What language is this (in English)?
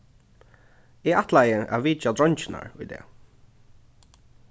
Faroese